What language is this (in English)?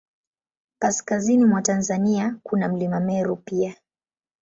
Swahili